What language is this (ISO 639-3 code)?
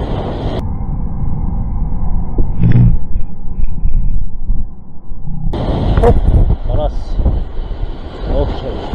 kor